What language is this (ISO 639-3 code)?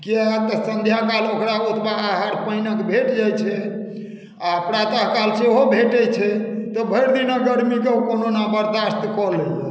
mai